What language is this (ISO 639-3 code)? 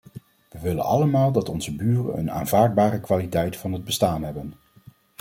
nld